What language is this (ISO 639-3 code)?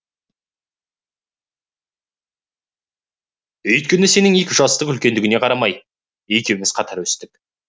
kaz